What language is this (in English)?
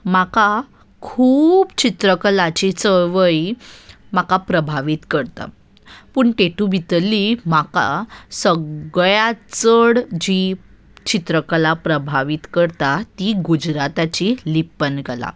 Konkani